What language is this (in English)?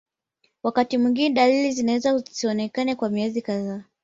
Swahili